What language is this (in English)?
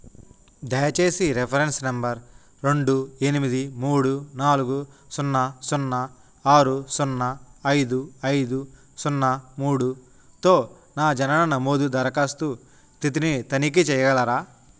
Telugu